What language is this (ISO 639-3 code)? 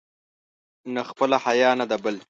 pus